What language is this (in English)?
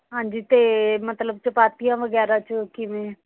Punjabi